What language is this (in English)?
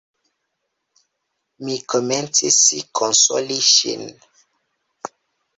Esperanto